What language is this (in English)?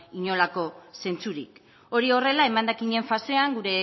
Basque